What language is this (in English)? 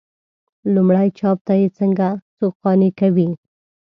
Pashto